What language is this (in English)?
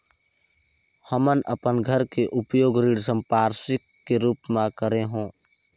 Chhattisgarhi